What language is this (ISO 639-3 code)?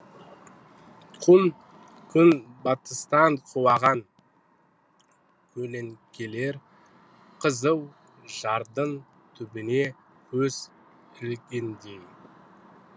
kaz